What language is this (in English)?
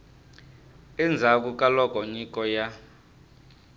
Tsonga